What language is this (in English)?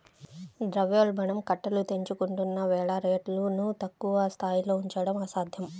Telugu